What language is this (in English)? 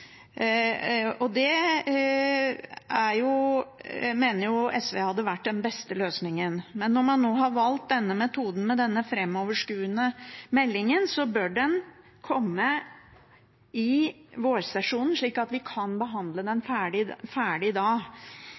Norwegian Bokmål